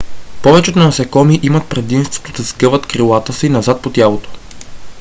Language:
Bulgarian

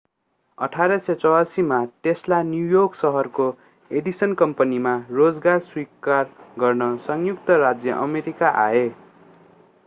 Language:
Nepali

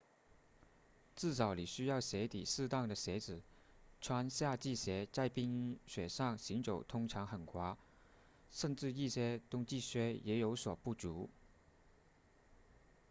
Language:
Chinese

